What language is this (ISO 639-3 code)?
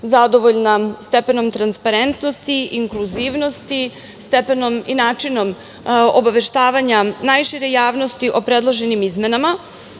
srp